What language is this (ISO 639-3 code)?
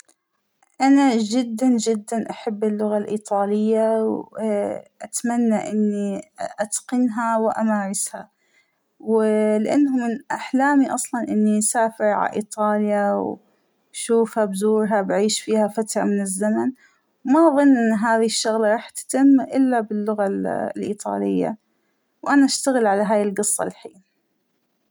acw